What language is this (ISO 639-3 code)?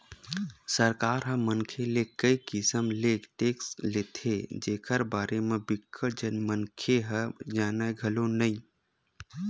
hne